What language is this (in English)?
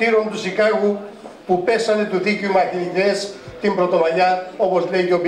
Greek